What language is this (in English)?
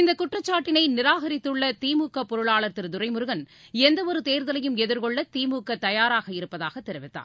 Tamil